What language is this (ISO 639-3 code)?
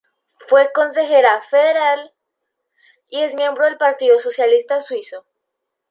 spa